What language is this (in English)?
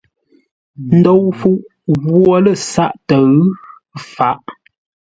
Ngombale